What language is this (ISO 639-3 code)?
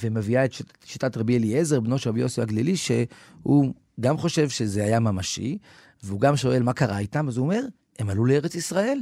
heb